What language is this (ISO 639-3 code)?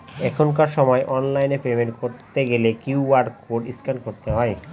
ben